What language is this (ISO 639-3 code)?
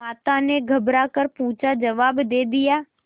hin